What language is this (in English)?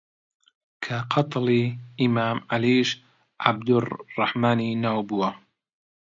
Central Kurdish